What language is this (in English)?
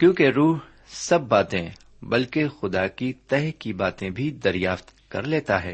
Urdu